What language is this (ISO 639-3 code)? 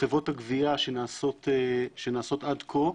heb